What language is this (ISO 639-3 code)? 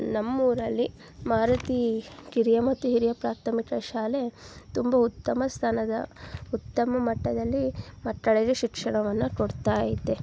kan